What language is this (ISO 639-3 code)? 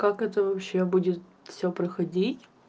rus